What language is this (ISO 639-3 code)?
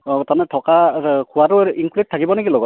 asm